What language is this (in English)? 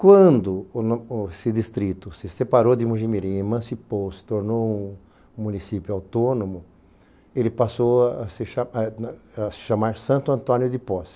Portuguese